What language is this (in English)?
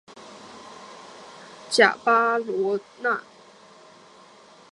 Chinese